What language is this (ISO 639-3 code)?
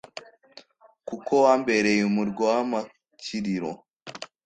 kin